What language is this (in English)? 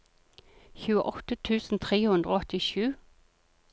Norwegian